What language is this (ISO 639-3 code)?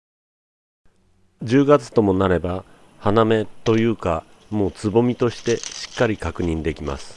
jpn